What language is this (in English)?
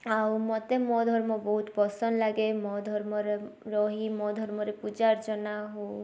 Odia